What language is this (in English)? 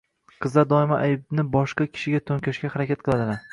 Uzbek